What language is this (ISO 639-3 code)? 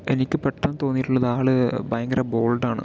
mal